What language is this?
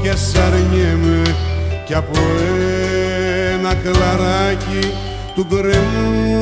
Greek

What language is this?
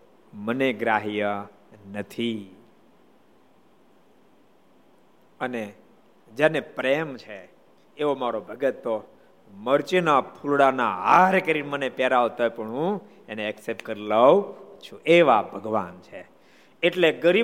Gujarati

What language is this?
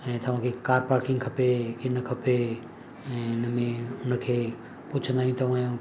Sindhi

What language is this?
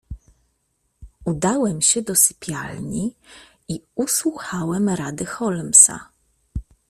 Polish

